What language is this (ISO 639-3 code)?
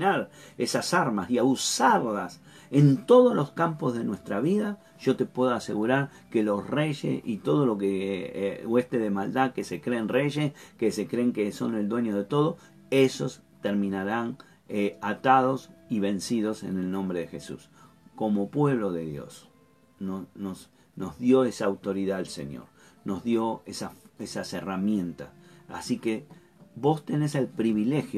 spa